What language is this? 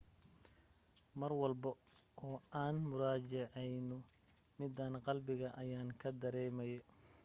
Somali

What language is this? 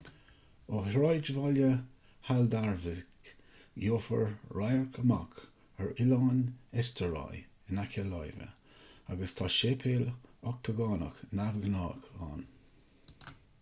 Irish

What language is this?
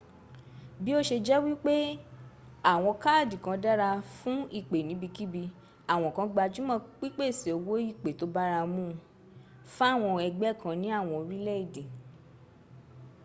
Yoruba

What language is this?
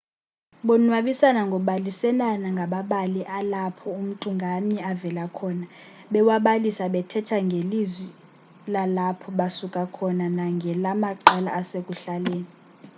Xhosa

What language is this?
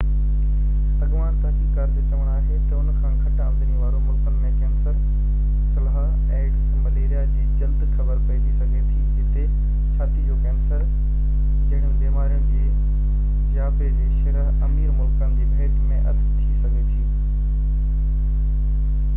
Sindhi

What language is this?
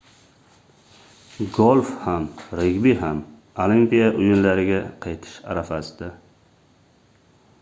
Uzbek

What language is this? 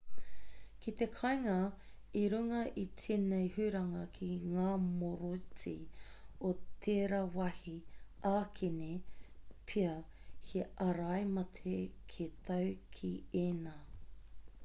Māori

